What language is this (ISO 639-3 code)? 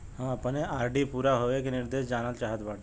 bho